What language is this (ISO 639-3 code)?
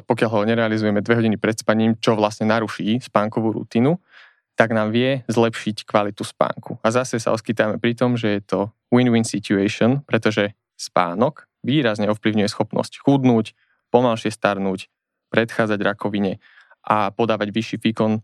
slk